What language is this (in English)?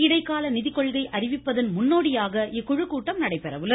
Tamil